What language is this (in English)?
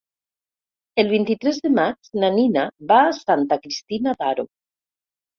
Catalan